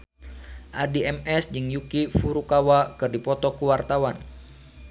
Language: Sundanese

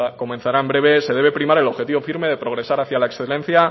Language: Spanish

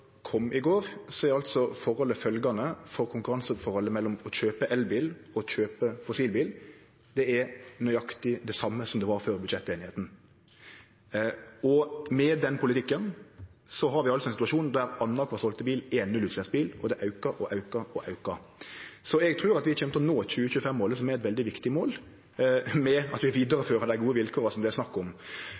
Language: Norwegian Nynorsk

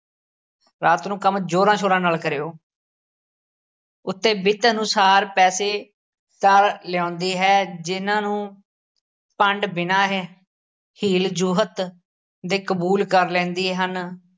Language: Punjabi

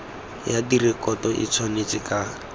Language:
Tswana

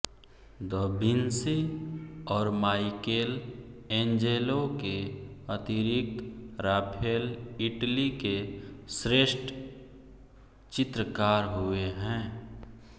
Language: Hindi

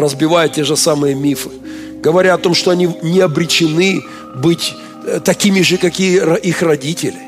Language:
Russian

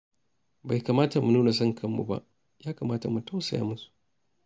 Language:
Hausa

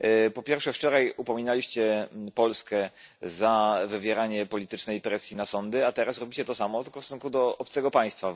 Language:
Polish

